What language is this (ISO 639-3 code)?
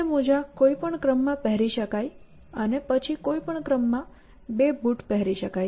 guj